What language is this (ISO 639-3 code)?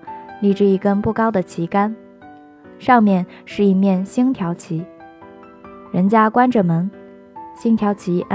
zho